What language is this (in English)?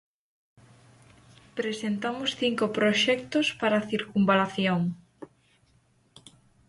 Galician